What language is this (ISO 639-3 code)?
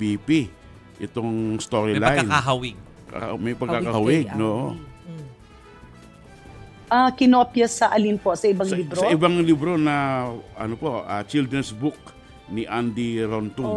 fil